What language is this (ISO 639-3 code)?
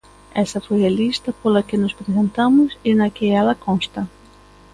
glg